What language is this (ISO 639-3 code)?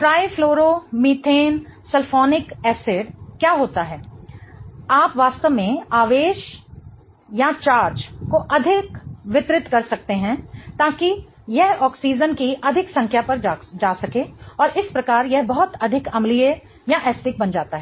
hin